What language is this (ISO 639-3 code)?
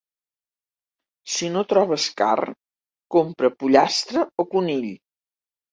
cat